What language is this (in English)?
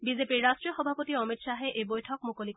Assamese